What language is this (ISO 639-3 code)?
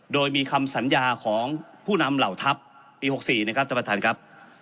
tha